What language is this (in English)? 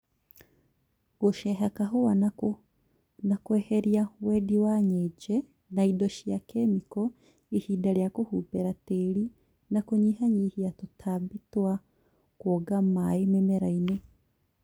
Kikuyu